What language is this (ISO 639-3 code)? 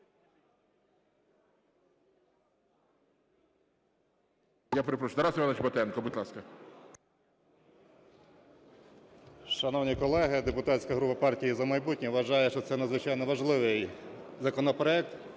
ukr